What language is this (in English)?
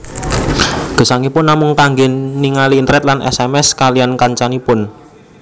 Javanese